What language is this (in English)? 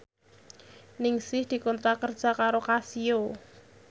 Javanese